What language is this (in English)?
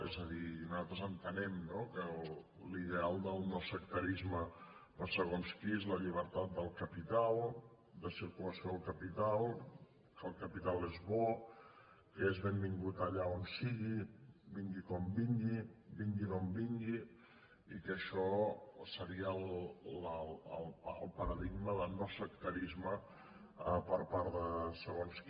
Catalan